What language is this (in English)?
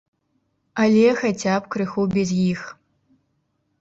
Belarusian